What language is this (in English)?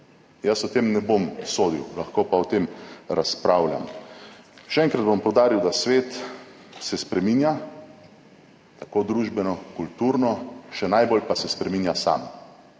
Slovenian